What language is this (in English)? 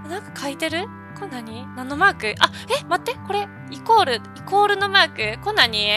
Japanese